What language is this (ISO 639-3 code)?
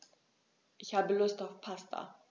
deu